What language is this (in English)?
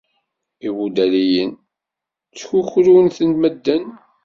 Kabyle